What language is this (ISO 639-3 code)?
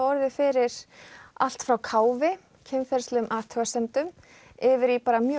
isl